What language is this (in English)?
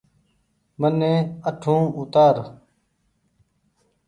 Goaria